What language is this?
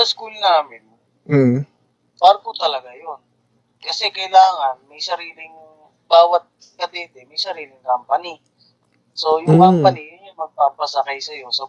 Filipino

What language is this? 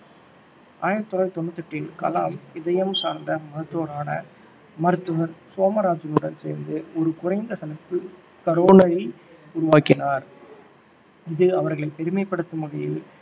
Tamil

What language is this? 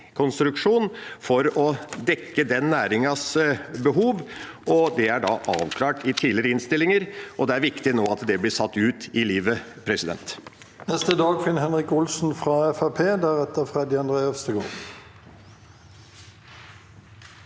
Norwegian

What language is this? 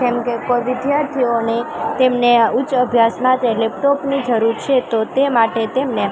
Gujarati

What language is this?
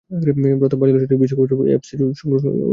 Bangla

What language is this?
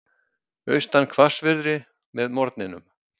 Icelandic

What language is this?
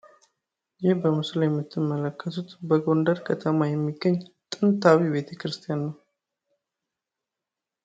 Amharic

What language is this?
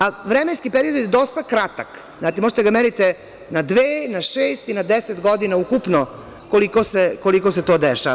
Serbian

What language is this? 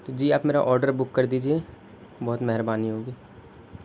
Urdu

